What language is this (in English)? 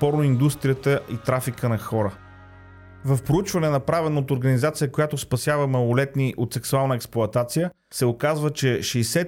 Bulgarian